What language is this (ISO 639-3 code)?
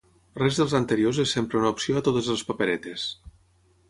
cat